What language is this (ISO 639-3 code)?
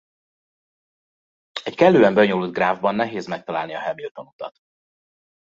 hun